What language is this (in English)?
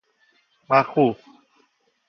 Persian